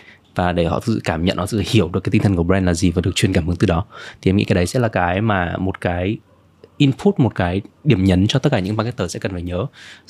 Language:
Vietnamese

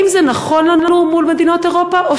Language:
Hebrew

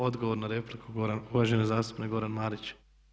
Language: Croatian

